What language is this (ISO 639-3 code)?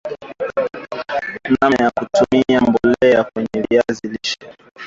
swa